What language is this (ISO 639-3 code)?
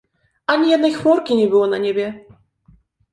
pol